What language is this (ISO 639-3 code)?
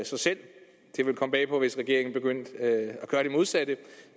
dan